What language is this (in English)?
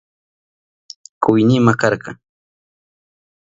Southern Pastaza Quechua